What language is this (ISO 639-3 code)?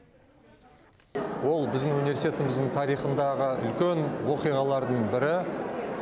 kaz